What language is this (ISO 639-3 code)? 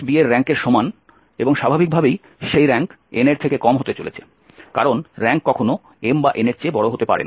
ben